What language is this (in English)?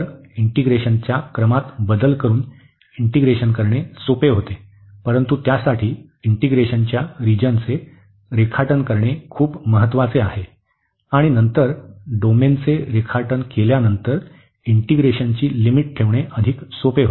Marathi